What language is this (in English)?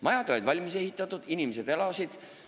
Estonian